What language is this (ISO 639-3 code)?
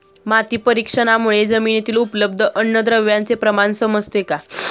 mar